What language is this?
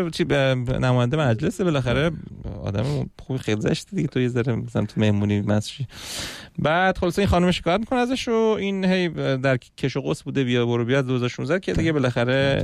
Persian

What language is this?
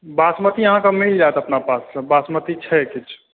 Maithili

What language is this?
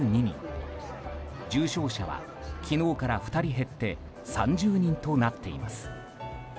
Japanese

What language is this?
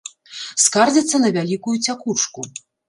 Belarusian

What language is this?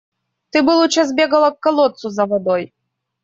Russian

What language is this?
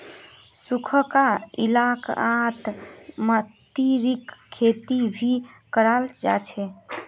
Magahi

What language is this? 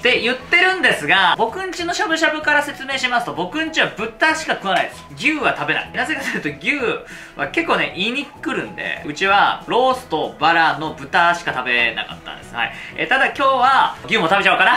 Japanese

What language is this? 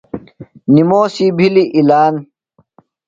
Phalura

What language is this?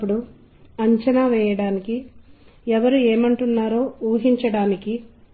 Telugu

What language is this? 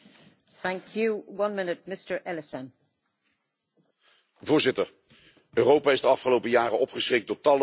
Dutch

